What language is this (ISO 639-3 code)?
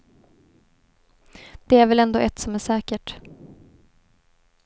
swe